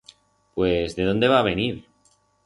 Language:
Aragonese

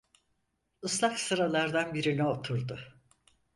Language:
Turkish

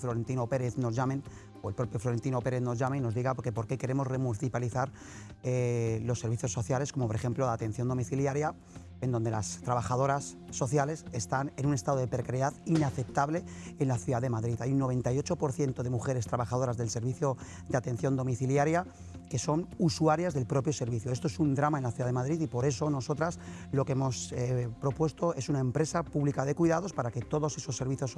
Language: Spanish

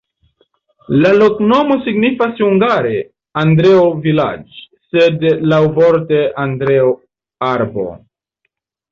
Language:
Esperanto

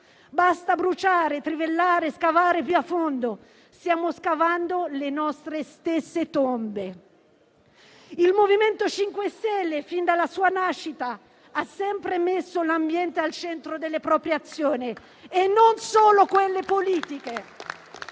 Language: Italian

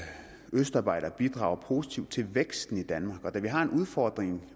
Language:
Danish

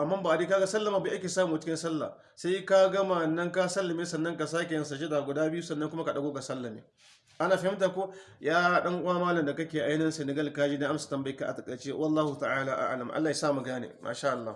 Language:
Hausa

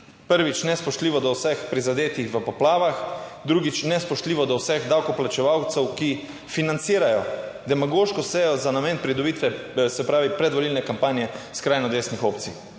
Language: Slovenian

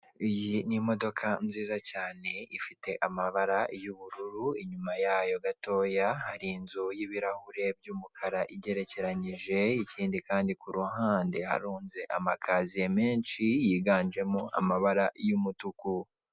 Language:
Kinyarwanda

